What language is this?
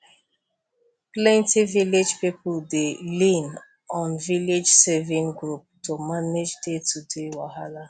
Nigerian Pidgin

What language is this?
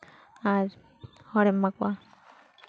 Santali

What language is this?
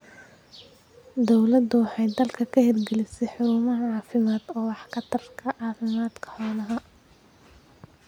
Somali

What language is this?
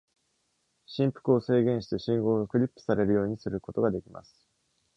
Japanese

